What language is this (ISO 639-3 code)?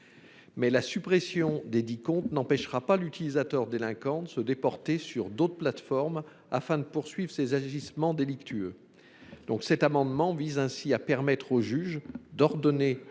fra